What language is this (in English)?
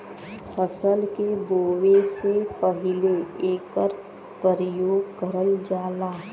Bhojpuri